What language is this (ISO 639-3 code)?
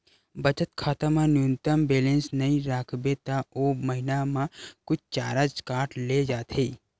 hne